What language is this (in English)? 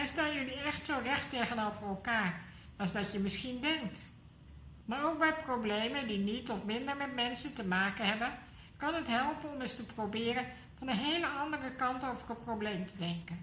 Dutch